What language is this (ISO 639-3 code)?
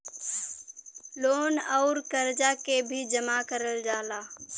bho